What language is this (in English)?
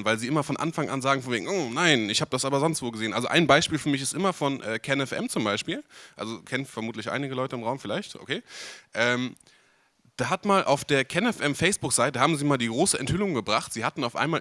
German